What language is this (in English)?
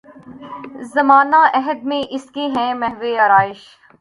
Urdu